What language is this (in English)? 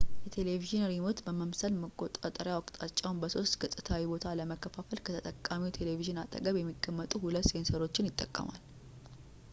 Amharic